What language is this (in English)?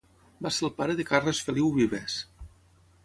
Catalan